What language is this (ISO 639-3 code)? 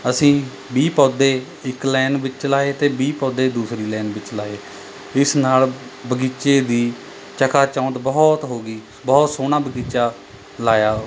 pan